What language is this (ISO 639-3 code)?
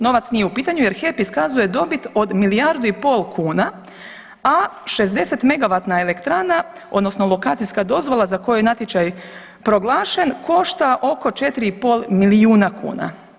hrv